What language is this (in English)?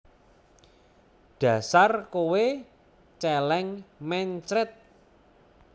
Javanese